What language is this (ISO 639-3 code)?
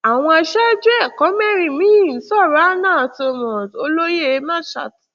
yor